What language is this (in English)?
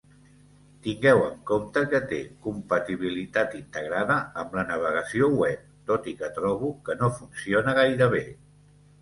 Catalan